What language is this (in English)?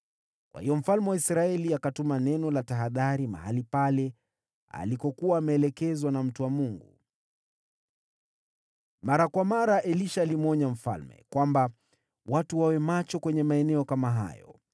Swahili